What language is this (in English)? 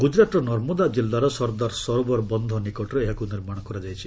Odia